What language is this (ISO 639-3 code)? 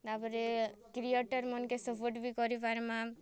ori